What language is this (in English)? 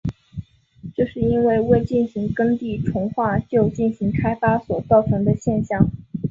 Chinese